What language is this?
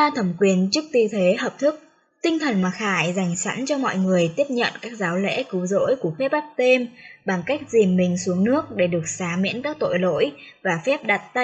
Vietnamese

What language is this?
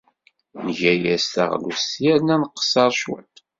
Kabyle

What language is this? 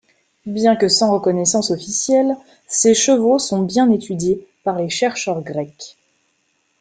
French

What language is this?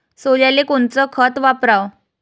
Marathi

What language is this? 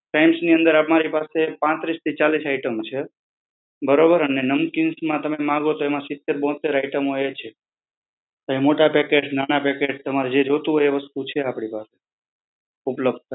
Gujarati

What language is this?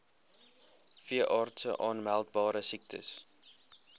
Afrikaans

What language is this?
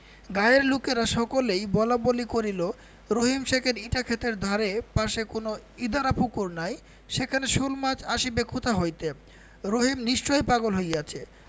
Bangla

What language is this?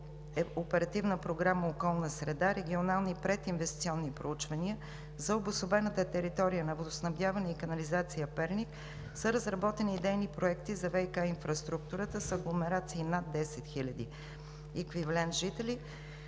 Bulgarian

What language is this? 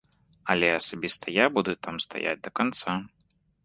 Belarusian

